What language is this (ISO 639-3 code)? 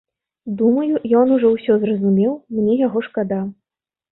bel